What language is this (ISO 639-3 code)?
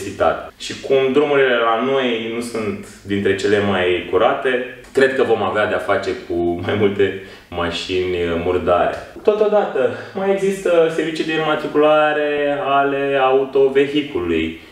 ron